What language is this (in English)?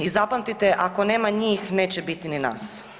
Croatian